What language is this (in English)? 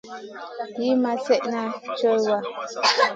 Masana